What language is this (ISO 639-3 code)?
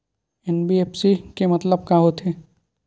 hne